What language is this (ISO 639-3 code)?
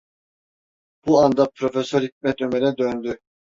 tur